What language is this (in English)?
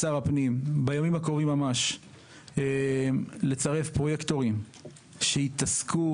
Hebrew